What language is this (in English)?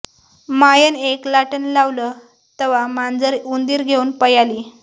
Marathi